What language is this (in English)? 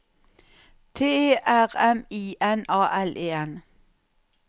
Norwegian